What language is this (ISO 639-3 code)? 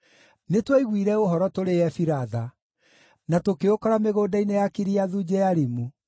kik